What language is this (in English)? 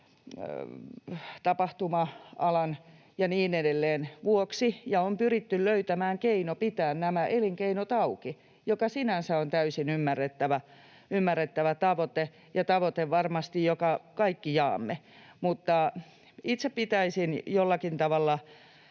Finnish